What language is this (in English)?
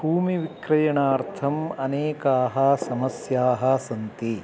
Sanskrit